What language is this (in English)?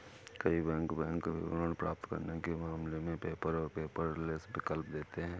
Hindi